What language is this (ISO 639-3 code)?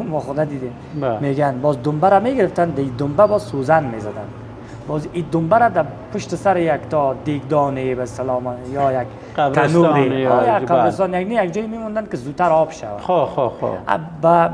fas